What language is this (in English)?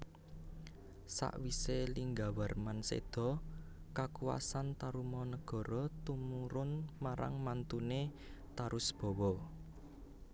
Javanese